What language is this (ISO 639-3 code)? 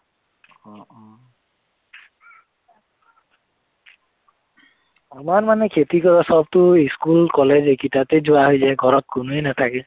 asm